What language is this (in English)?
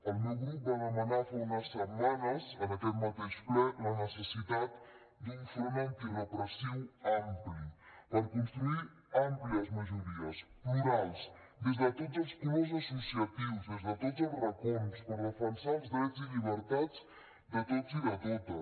Catalan